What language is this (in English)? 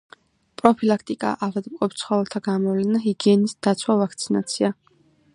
Georgian